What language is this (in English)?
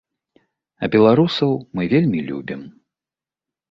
Belarusian